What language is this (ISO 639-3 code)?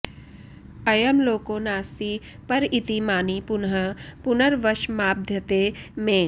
san